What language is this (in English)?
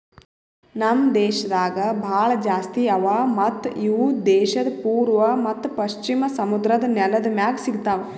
Kannada